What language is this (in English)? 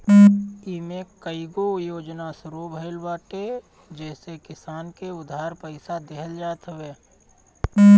Bhojpuri